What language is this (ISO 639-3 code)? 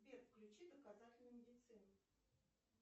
rus